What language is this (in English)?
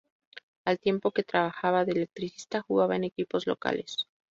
Spanish